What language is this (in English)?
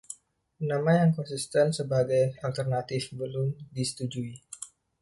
Indonesian